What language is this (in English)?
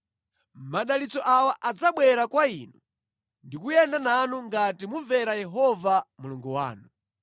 Nyanja